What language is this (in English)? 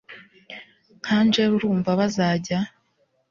Kinyarwanda